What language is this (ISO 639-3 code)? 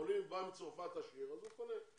heb